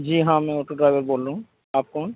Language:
Urdu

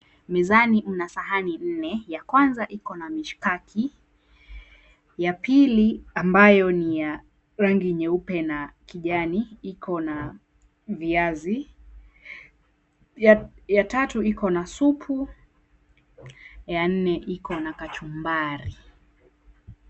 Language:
Swahili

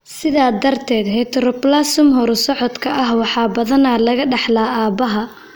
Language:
Somali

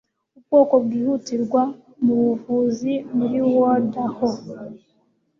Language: Kinyarwanda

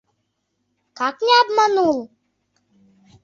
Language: Mari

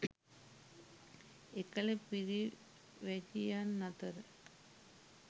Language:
Sinhala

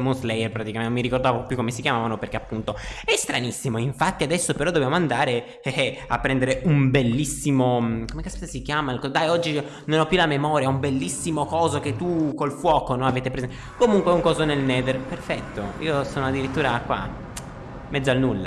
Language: Italian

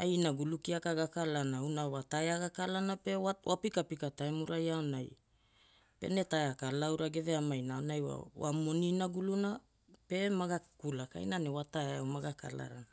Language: Hula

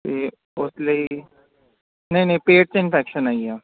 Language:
Punjabi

